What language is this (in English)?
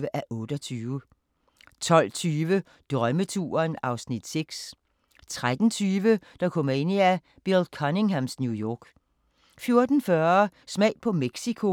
Danish